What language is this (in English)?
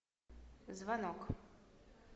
Russian